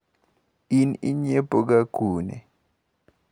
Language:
Luo (Kenya and Tanzania)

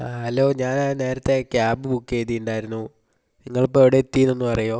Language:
Malayalam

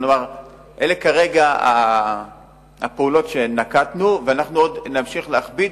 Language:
Hebrew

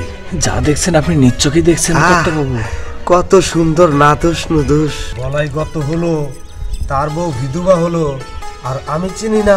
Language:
Bangla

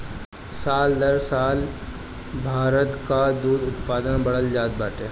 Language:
Bhojpuri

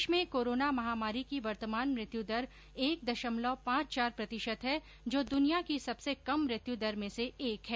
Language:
Hindi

